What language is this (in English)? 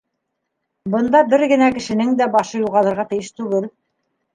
Bashkir